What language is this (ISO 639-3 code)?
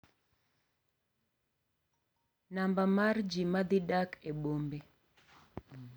luo